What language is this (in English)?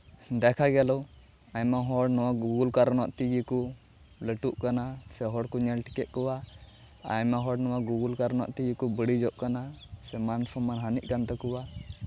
Santali